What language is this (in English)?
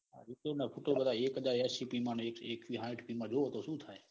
Gujarati